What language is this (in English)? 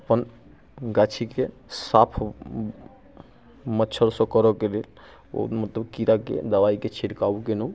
Maithili